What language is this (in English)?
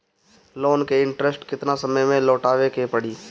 Bhojpuri